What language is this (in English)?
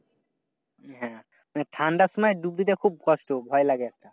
Bangla